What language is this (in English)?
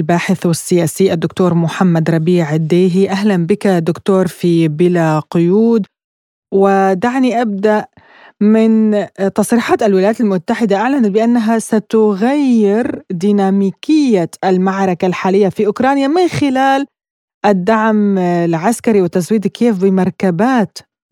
Arabic